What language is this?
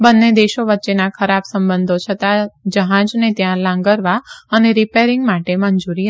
Gujarati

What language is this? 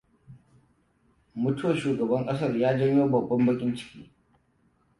Hausa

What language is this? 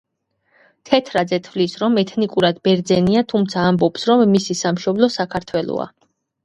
Georgian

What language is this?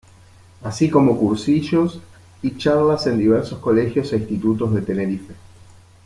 Spanish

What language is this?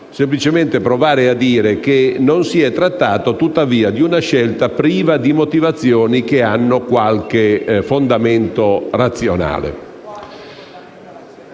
Italian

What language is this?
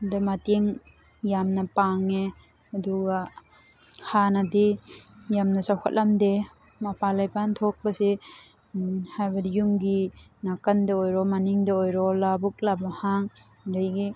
Manipuri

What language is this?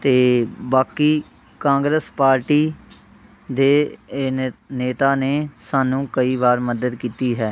Punjabi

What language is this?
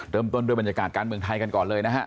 Thai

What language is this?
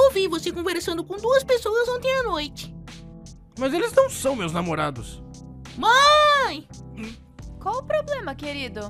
Portuguese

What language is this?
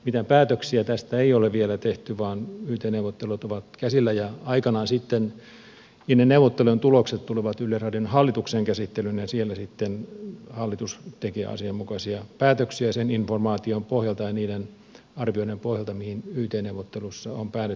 Finnish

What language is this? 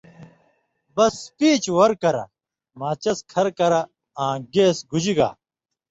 Indus Kohistani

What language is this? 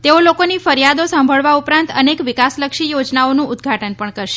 Gujarati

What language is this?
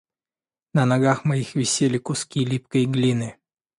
Russian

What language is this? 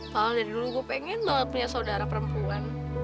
Indonesian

